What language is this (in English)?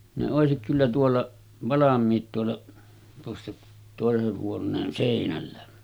Finnish